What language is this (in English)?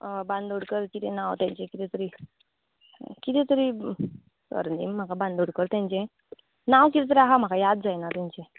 Konkani